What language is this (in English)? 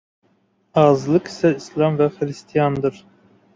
Azerbaijani